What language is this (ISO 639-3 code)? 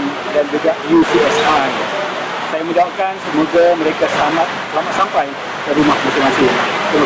msa